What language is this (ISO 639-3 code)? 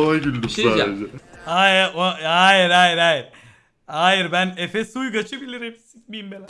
tur